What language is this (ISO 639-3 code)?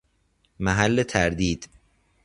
fas